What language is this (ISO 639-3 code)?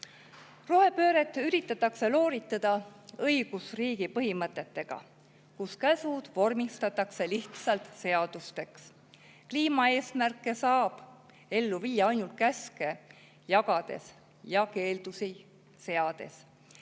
est